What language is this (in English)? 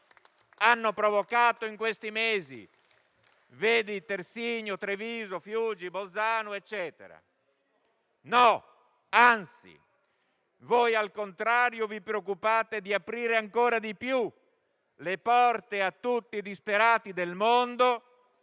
Italian